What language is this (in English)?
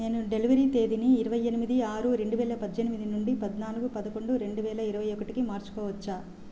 Telugu